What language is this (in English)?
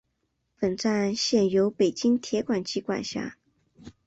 Chinese